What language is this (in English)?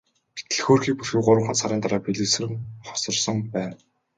Mongolian